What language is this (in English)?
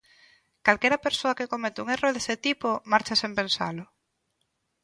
Galician